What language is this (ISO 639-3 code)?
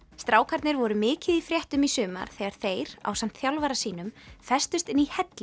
isl